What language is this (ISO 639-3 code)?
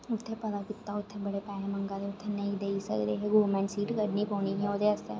doi